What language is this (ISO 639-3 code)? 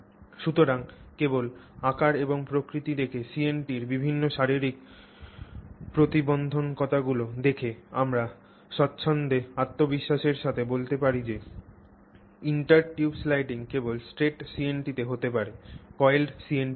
ben